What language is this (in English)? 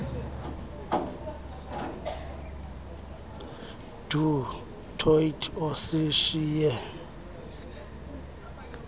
Xhosa